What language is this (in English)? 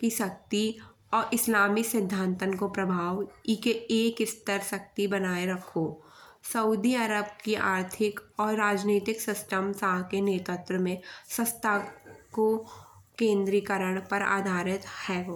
Bundeli